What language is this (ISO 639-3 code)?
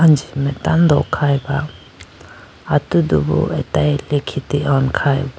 clk